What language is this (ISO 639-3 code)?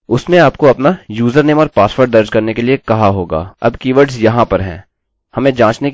hin